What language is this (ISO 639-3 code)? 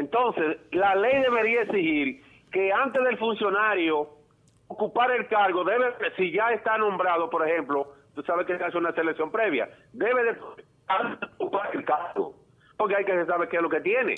spa